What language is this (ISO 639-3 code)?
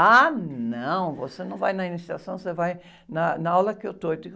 por